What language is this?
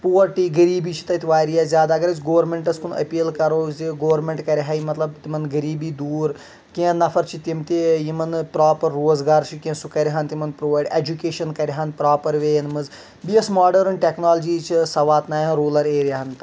Kashmiri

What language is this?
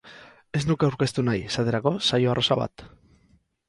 Basque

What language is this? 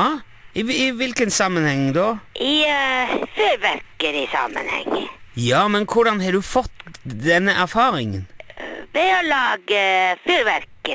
Norwegian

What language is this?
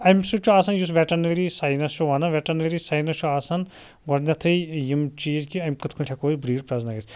Kashmiri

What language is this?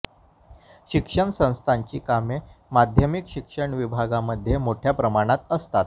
Marathi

